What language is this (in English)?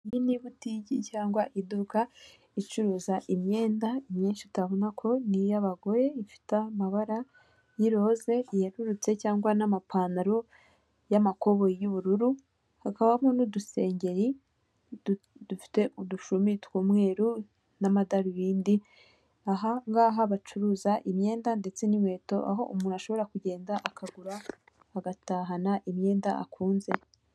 Kinyarwanda